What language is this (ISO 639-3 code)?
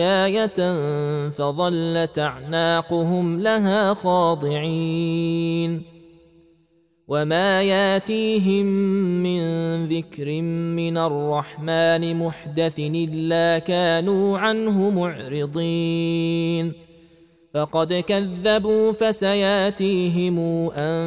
ara